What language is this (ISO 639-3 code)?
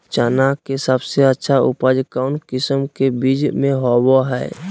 mag